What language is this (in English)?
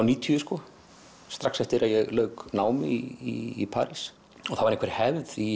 Icelandic